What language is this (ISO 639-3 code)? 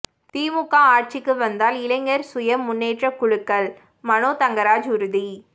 tam